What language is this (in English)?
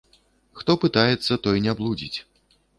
Belarusian